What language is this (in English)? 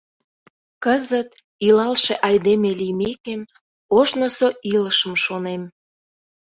Mari